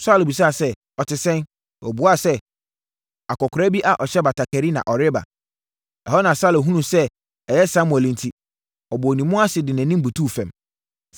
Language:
Akan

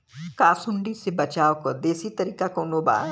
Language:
Bhojpuri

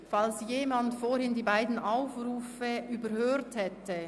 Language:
Swiss German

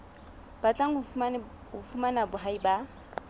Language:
Southern Sotho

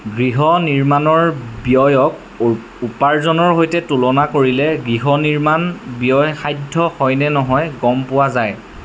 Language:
Assamese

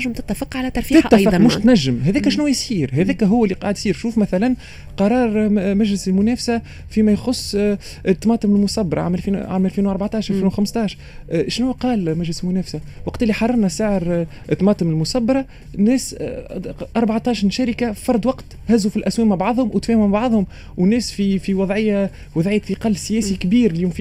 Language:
Arabic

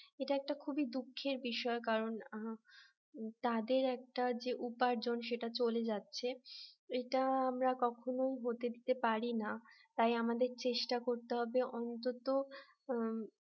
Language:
Bangla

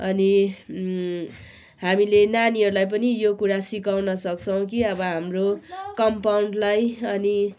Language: Nepali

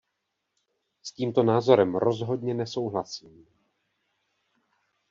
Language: Czech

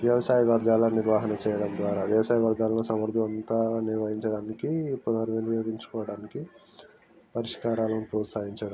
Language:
Telugu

